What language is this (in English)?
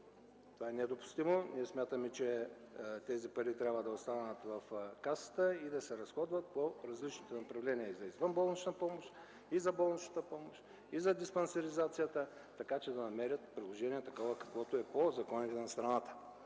Bulgarian